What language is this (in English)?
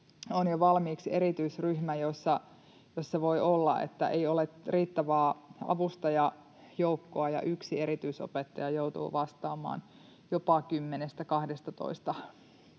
Finnish